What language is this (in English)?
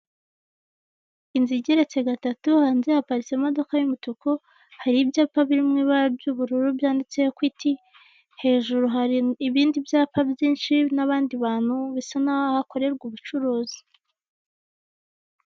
Kinyarwanda